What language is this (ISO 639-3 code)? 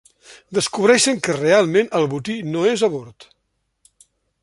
cat